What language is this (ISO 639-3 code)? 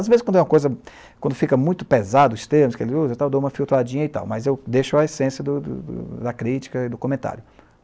por